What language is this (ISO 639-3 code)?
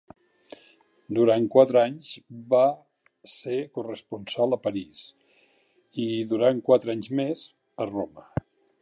cat